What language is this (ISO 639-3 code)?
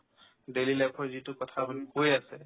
asm